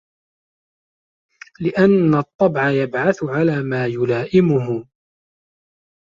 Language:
Arabic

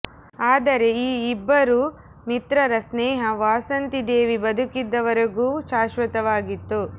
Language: Kannada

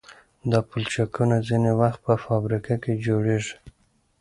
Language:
Pashto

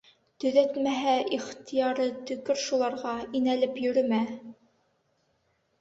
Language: Bashkir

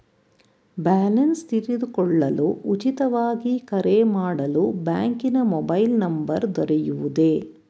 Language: Kannada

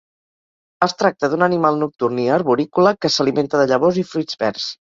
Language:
Catalan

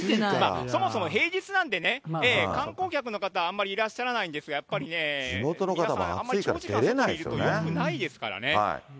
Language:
Japanese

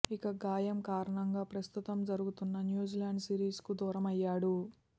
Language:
Telugu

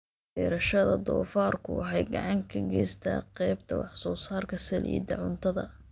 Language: Somali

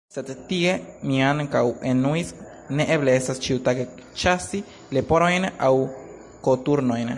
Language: Esperanto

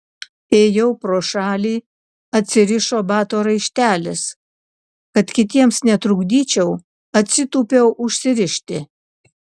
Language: Lithuanian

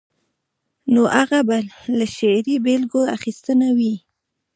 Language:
Pashto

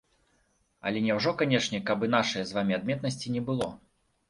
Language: Belarusian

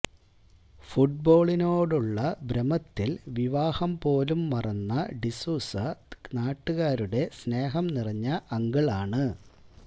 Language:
Malayalam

